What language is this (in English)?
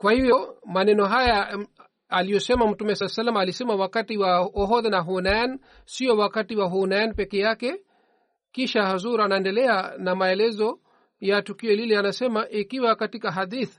Swahili